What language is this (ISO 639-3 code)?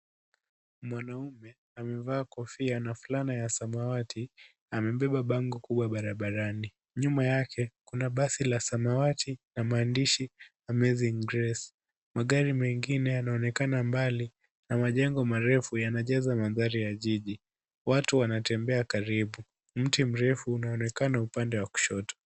swa